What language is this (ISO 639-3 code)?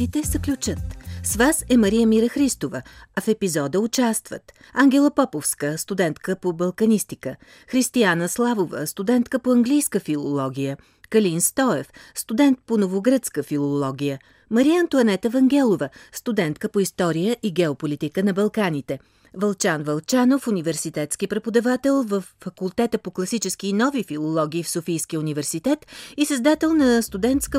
bul